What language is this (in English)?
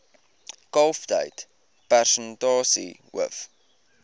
Afrikaans